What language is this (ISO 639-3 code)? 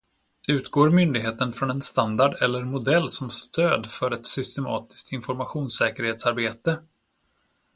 swe